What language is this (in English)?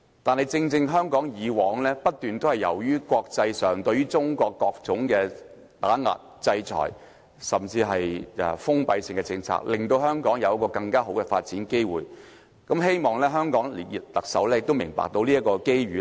Cantonese